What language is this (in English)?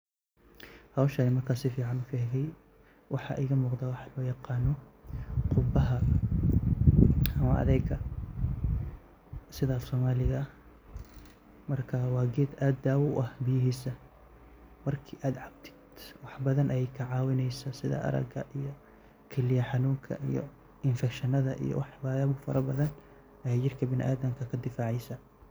Somali